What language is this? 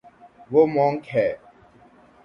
Urdu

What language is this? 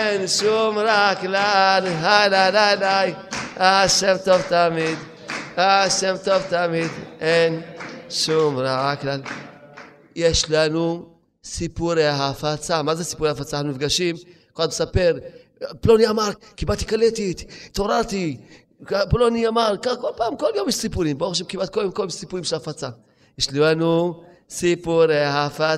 Hebrew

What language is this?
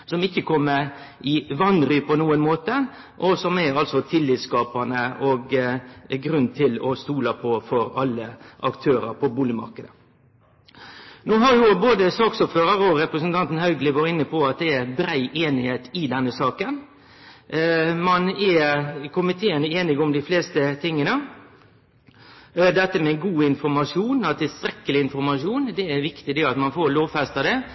Norwegian Nynorsk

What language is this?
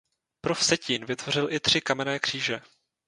Czech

